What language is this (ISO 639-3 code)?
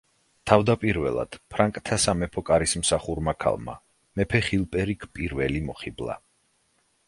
kat